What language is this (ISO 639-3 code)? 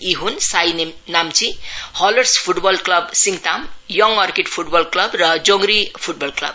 nep